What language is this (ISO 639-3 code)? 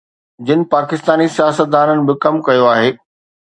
snd